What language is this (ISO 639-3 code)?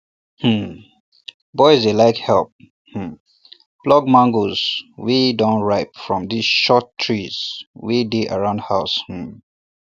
pcm